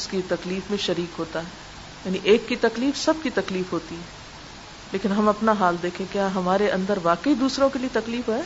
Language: Urdu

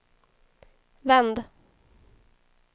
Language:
Swedish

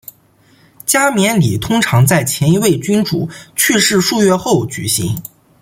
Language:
Chinese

